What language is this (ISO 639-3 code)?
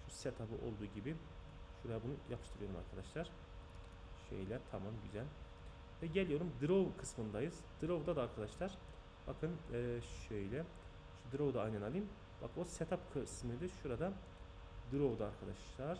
tur